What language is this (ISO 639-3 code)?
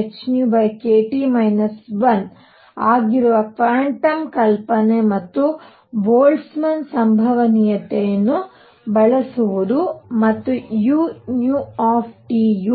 kan